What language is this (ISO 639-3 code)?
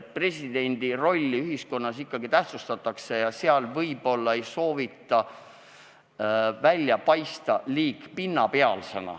est